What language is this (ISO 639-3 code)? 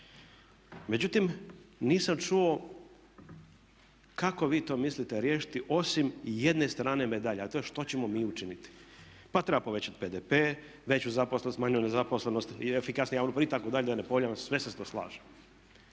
hrv